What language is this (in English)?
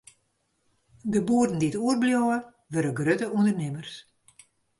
Western Frisian